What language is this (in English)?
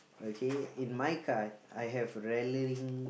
English